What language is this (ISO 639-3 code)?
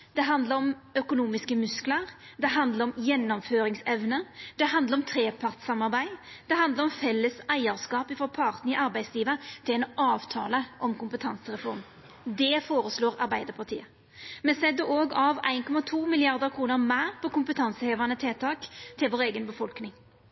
nno